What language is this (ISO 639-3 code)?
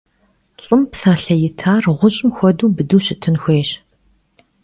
kbd